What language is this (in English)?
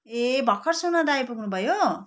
Nepali